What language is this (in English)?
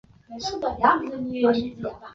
Chinese